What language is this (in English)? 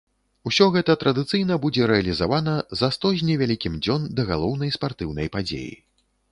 Belarusian